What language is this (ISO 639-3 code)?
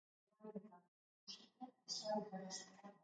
eus